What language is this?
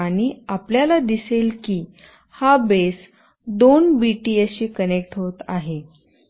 Marathi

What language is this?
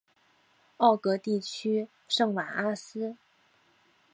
Chinese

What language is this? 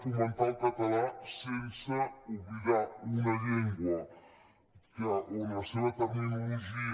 Catalan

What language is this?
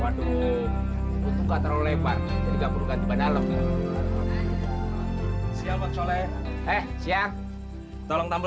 Indonesian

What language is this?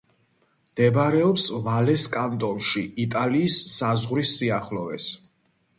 Georgian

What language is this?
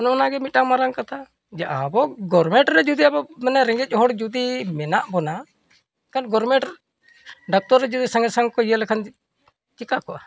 Santali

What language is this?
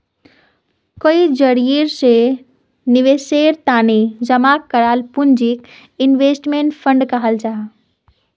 Magahi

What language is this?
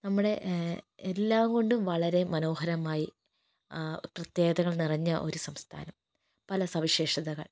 Malayalam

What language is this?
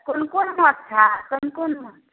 Maithili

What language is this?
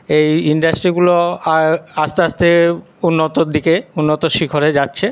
Bangla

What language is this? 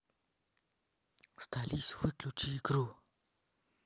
Russian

